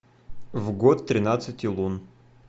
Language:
Russian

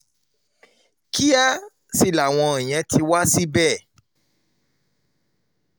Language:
Yoruba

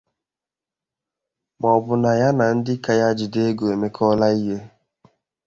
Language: Igbo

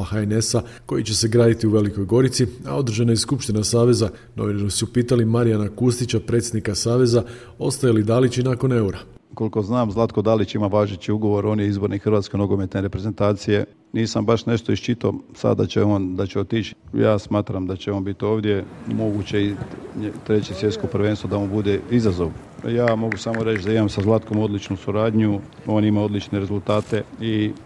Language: Croatian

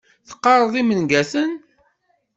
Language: Kabyle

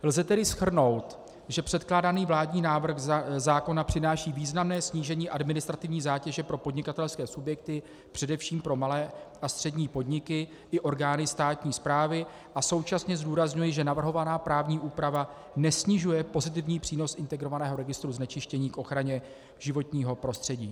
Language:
Czech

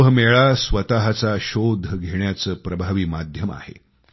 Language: Marathi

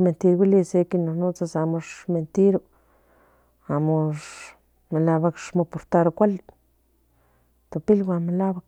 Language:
Central Nahuatl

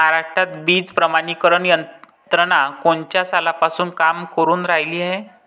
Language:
Marathi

